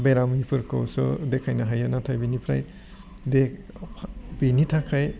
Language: Bodo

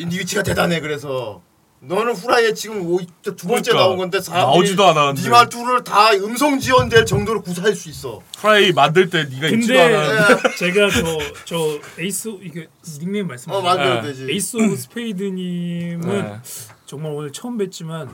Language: Korean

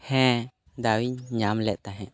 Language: Santali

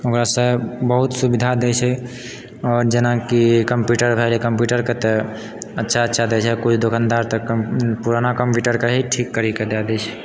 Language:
Maithili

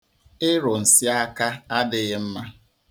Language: Igbo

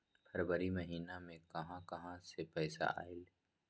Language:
Magahi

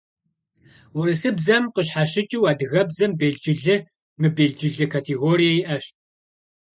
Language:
Kabardian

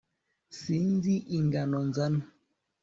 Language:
Kinyarwanda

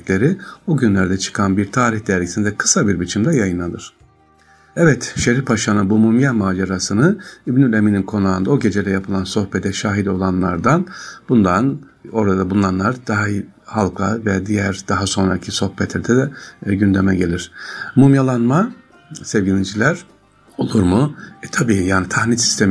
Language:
Turkish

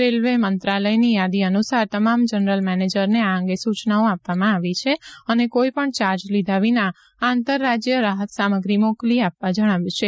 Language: Gujarati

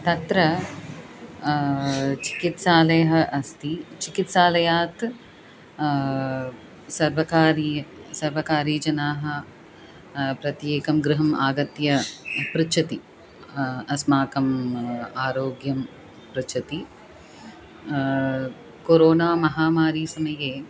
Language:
Sanskrit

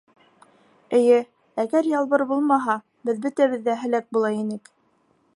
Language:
Bashkir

